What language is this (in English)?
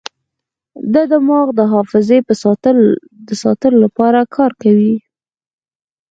Pashto